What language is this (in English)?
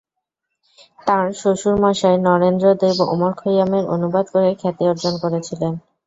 Bangla